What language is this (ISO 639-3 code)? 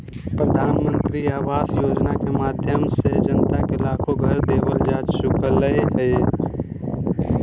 mag